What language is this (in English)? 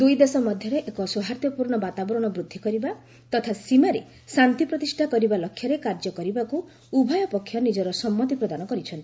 Odia